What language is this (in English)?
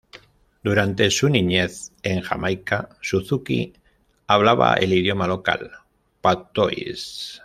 Spanish